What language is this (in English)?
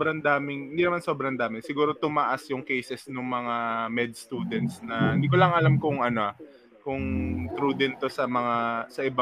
Filipino